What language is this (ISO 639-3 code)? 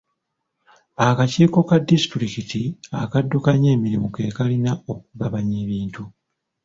lug